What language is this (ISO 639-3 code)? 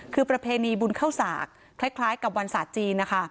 tha